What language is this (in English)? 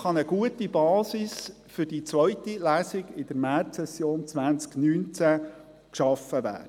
Swiss German